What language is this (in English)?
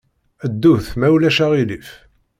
Kabyle